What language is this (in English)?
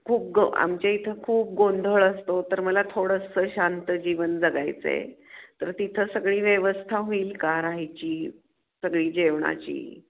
Marathi